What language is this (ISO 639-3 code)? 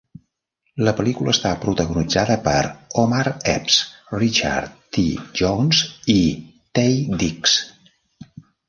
cat